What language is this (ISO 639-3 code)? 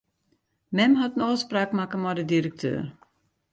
fry